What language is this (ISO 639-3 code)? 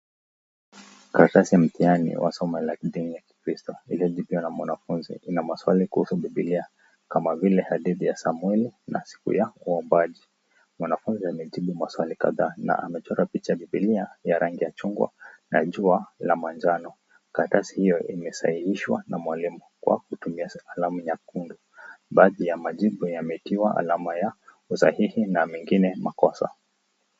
swa